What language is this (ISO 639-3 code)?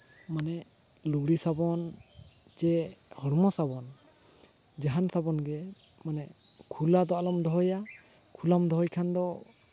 sat